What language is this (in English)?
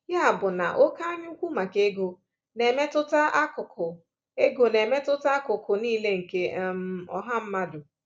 Igbo